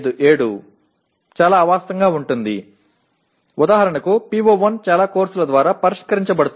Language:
Tamil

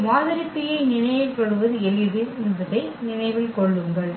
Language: Tamil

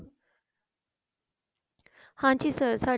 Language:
Punjabi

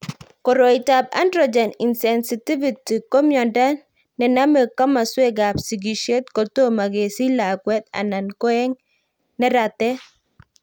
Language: Kalenjin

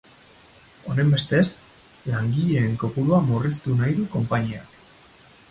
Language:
Basque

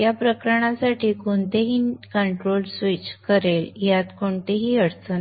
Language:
Marathi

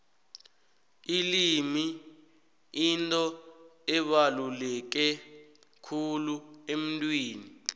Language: South Ndebele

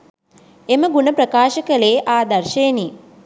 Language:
Sinhala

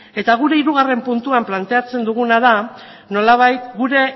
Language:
Basque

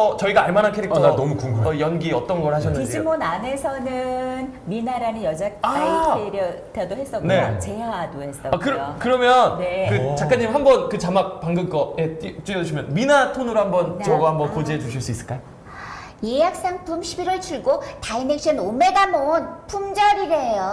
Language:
Korean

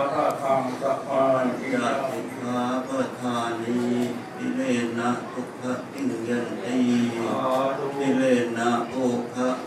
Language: Thai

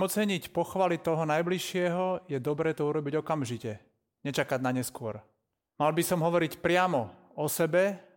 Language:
Slovak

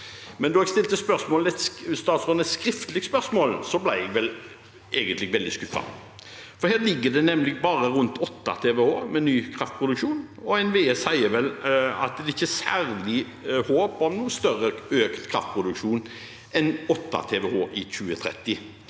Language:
Norwegian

